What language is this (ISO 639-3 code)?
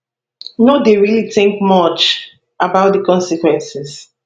pcm